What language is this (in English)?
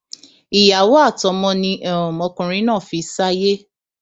Yoruba